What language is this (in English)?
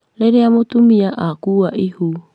Kikuyu